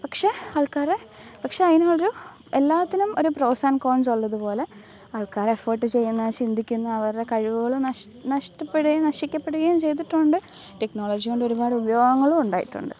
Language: Malayalam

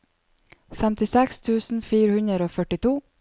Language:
Norwegian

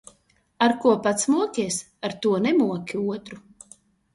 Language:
Latvian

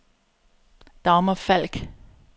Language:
Danish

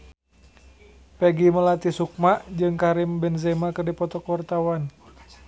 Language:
Sundanese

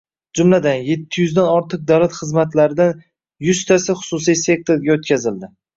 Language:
Uzbek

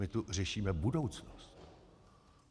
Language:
Czech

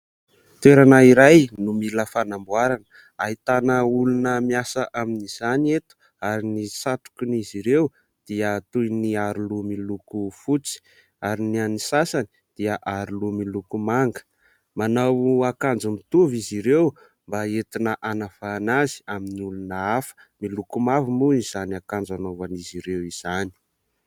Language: Malagasy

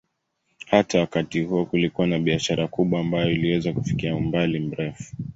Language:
Swahili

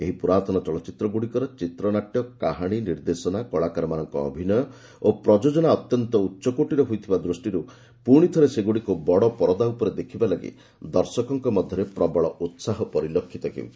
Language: Odia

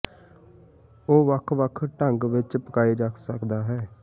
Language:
Punjabi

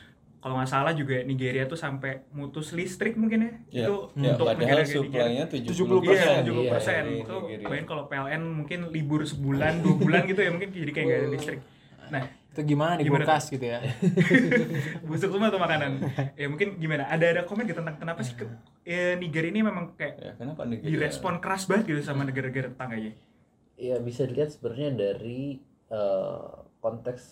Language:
Indonesian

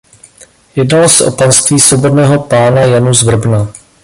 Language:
Czech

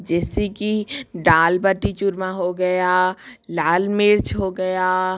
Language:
Hindi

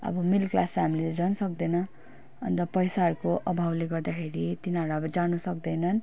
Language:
Nepali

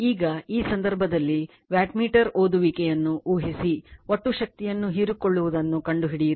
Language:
Kannada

